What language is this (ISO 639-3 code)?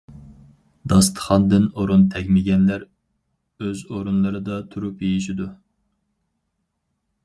uig